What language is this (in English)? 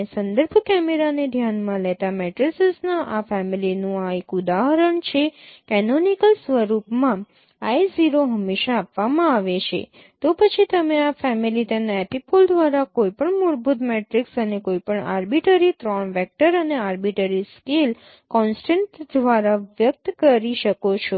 Gujarati